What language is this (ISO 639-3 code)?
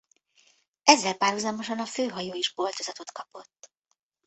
hun